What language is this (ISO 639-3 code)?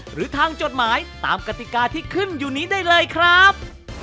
tha